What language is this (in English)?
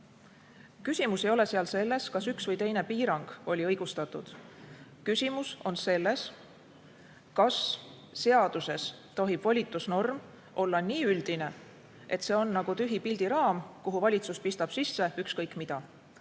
Estonian